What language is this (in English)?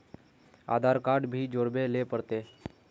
Magahi